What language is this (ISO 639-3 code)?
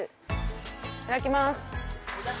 jpn